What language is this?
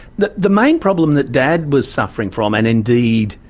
English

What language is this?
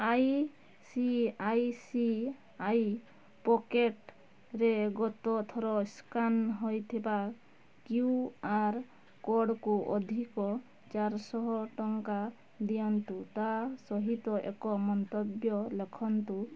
Odia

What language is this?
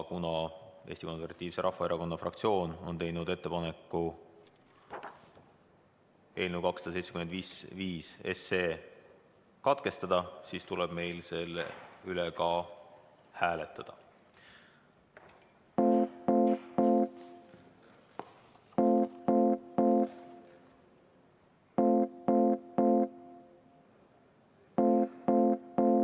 Estonian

